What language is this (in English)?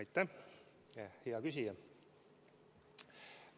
Estonian